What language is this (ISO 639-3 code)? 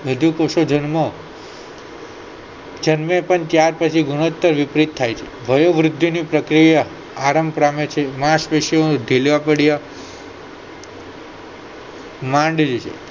guj